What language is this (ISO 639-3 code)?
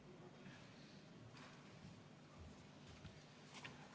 est